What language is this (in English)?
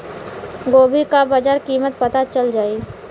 Bhojpuri